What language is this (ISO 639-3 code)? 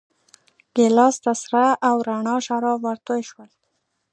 pus